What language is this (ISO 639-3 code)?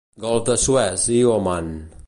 cat